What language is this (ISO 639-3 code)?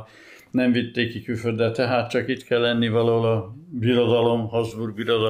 hun